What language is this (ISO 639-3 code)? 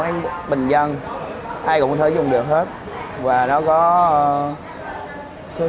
vie